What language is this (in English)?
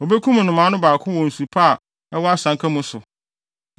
Akan